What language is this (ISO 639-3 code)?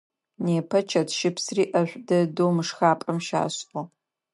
ady